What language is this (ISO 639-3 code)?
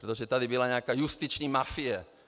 ces